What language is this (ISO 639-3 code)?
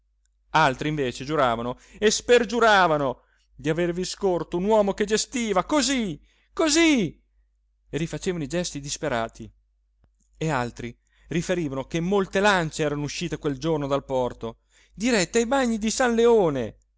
ita